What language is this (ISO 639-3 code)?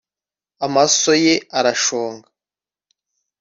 kin